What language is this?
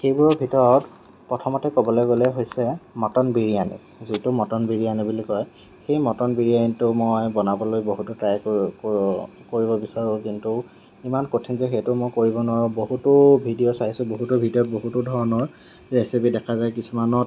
Assamese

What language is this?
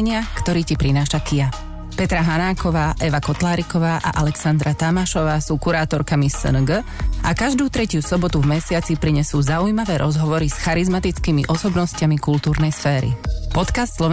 Slovak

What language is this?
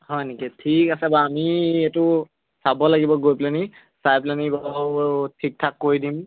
Assamese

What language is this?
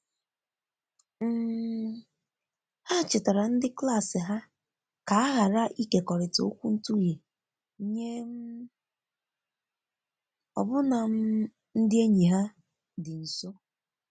Igbo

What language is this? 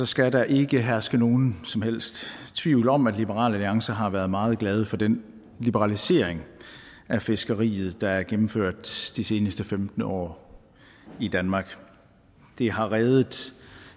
Danish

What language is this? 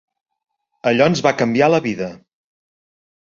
Catalan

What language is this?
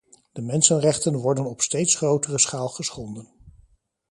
Dutch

